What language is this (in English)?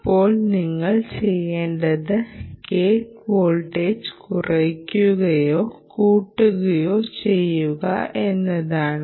Malayalam